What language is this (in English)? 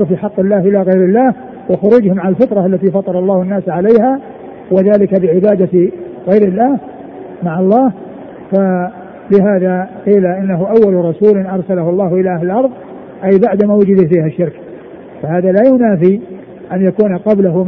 Arabic